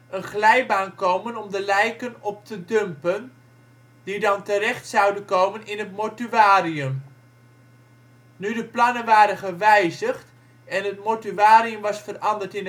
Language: Dutch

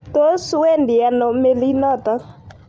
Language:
Kalenjin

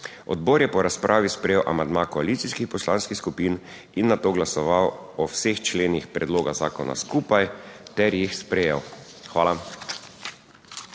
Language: Slovenian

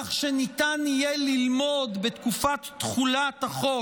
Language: Hebrew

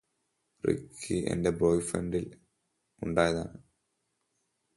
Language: Malayalam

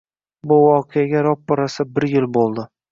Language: Uzbek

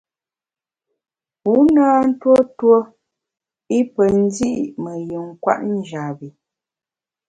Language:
Bamun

